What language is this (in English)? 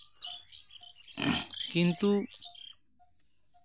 Santali